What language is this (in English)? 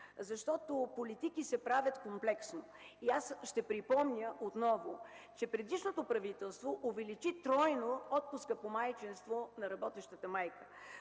Bulgarian